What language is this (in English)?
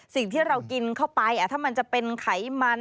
Thai